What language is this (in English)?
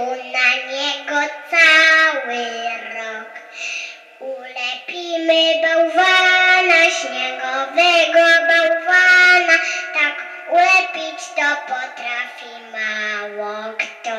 Polish